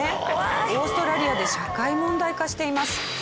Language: Japanese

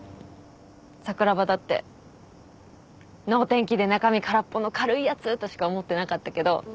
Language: Japanese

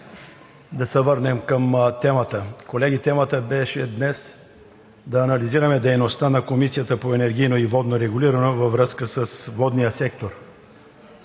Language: Bulgarian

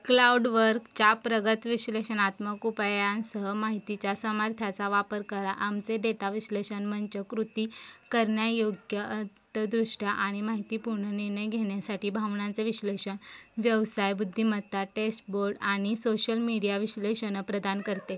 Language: Marathi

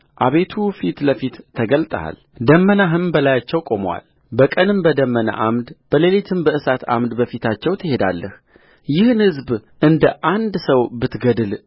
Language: Amharic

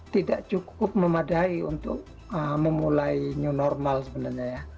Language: Indonesian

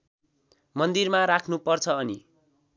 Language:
Nepali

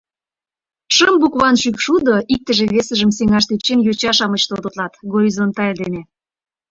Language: Mari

